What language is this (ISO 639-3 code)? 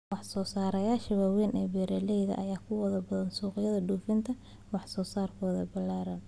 som